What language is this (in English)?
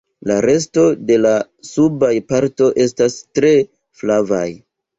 Esperanto